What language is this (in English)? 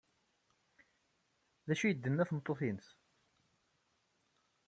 Kabyle